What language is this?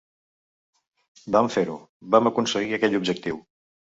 Catalan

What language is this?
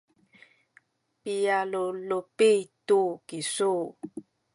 Sakizaya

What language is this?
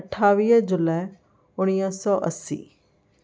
Sindhi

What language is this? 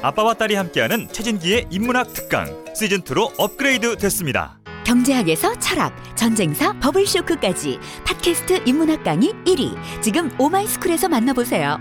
Korean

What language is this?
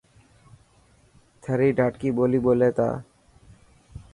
Dhatki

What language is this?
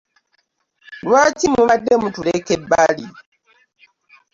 Ganda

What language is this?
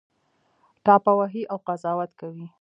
Pashto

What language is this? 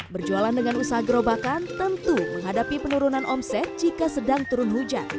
Indonesian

